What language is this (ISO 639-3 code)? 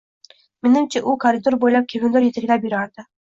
uzb